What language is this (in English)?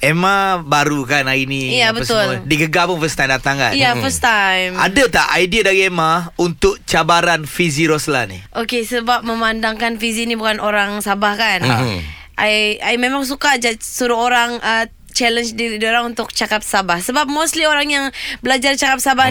Malay